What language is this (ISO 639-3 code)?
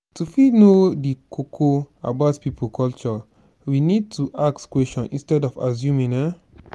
pcm